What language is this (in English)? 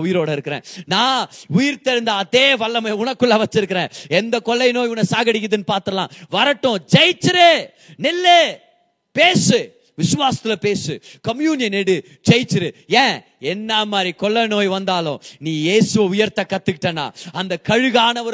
Tamil